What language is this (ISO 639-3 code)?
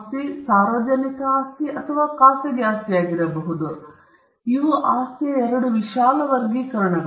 kan